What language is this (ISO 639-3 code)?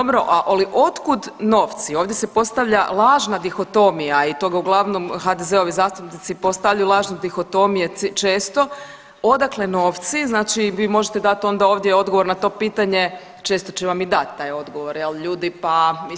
hrv